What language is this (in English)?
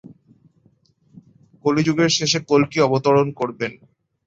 Bangla